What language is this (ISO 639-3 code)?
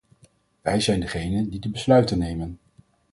nld